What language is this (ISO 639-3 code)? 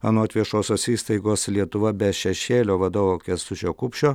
lit